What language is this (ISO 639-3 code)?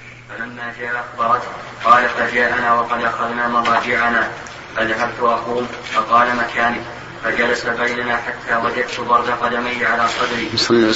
ara